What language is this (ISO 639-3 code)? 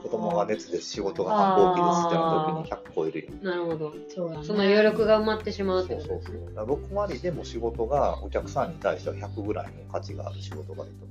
jpn